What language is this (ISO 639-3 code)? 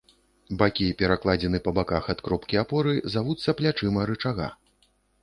bel